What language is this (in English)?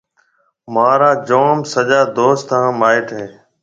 Marwari (Pakistan)